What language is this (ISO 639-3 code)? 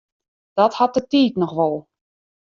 fry